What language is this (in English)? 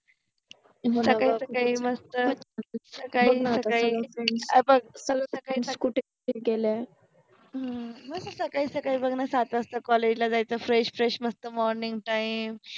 Marathi